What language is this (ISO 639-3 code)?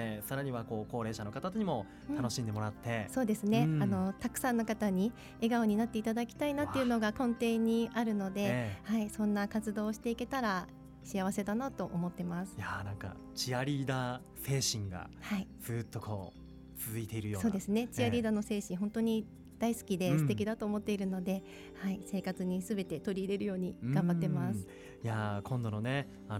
jpn